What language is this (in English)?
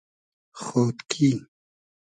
Hazaragi